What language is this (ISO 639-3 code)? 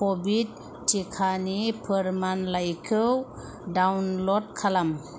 brx